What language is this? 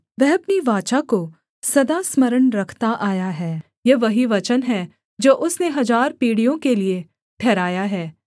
Hindi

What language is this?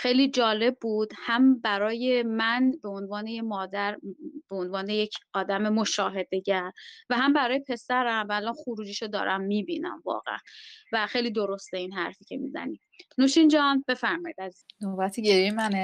Persian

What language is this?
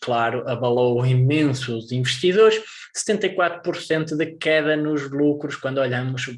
Portuguese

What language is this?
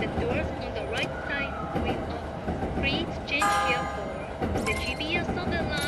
Japanese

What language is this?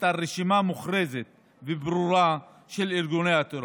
Hebrew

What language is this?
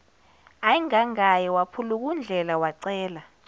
Zulu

